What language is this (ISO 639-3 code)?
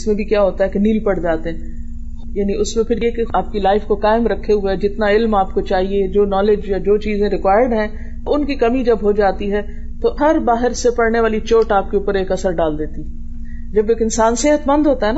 urd